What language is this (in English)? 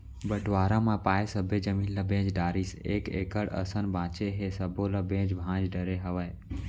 Chhattisgarhi